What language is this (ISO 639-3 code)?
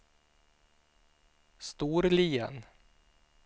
swe